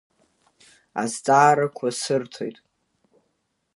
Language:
Abkhazian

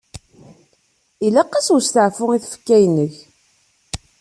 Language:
Kabyle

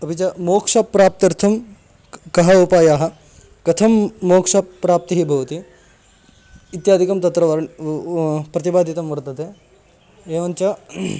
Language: Sanskrit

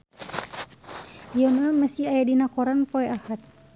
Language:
Sundanese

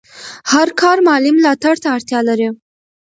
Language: Pashto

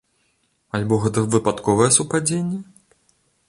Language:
Belarusian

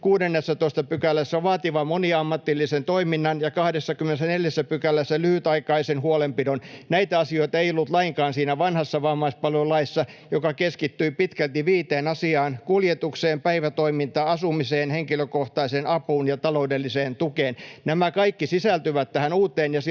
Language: Finnish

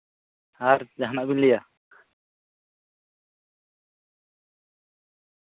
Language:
Santali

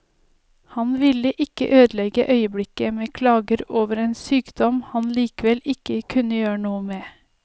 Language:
Norwegian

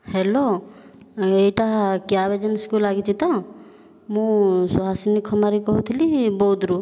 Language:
Odia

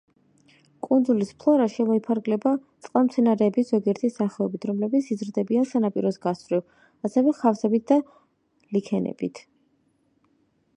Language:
Georgian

